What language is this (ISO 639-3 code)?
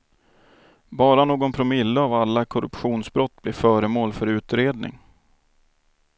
swe